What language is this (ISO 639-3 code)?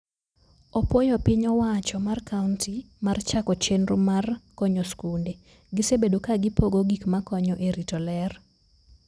luo